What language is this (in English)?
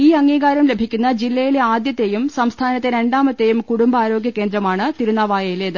Malayalam